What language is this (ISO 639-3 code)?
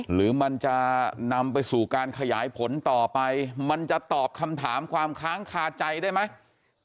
tha